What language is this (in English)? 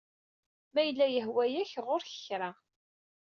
Kabyle